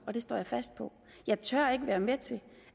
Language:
Danish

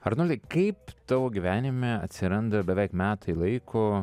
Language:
Lithuanian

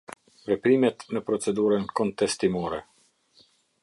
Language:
Albanian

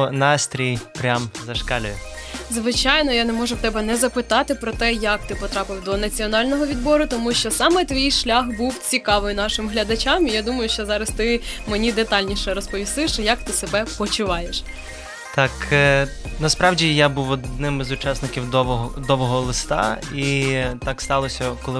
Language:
Ukrainian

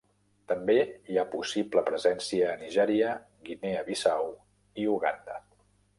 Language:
Catalan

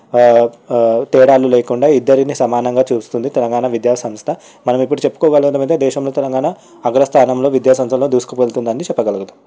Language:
Telugu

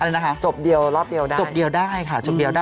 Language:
Thai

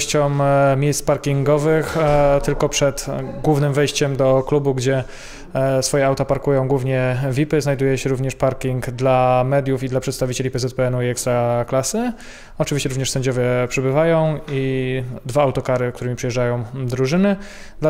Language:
Polish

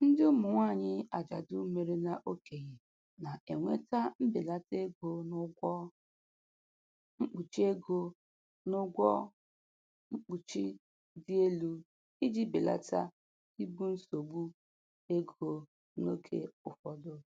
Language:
Igbo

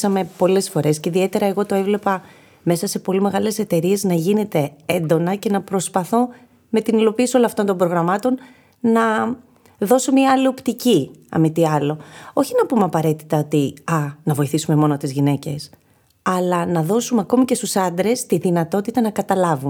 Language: Greek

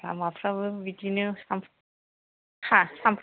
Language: Bodo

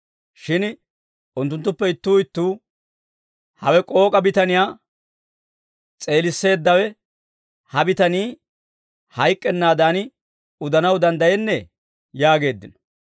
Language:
Dawro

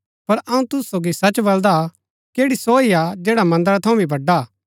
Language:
Gaddi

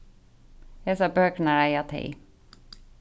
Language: Faroese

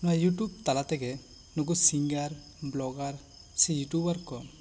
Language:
Santali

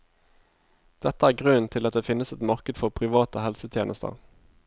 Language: Norwegian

